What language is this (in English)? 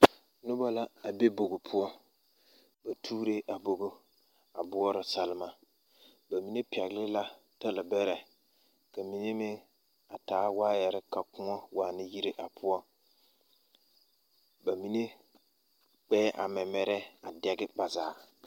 Southern Dagaare